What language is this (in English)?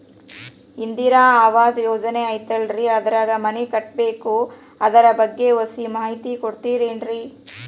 Kannada